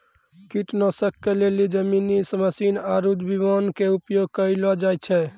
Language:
Maithili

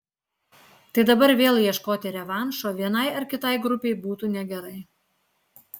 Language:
Lithuanian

